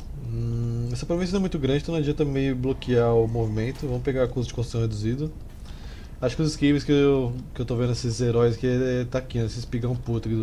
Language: Portuguese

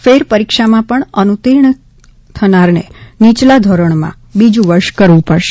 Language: Gujarati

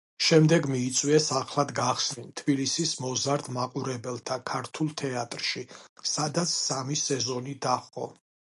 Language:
Georgian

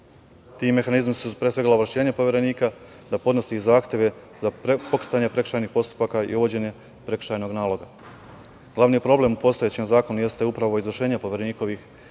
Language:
Serbian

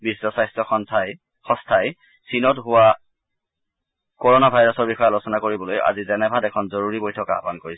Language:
Assamese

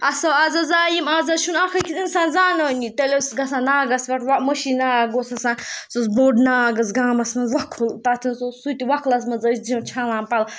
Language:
Kashmiri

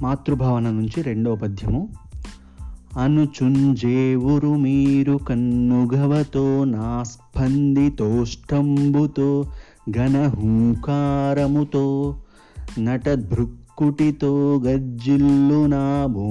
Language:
Telugu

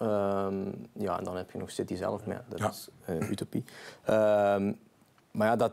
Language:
Dutch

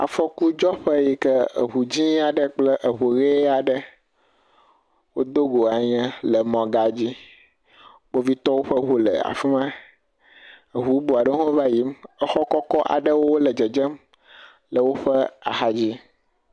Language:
Ewe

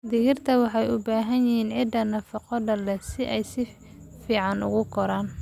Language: Somali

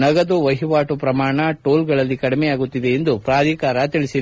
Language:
Kannada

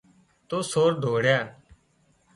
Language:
Wadiyara Koli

